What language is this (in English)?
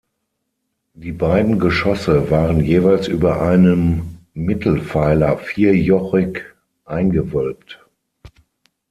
German